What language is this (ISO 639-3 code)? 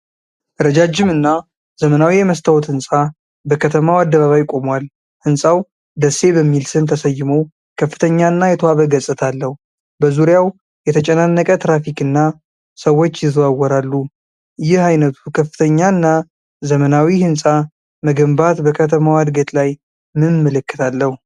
amh